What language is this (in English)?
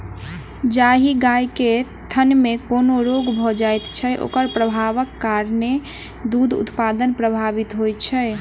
Maithili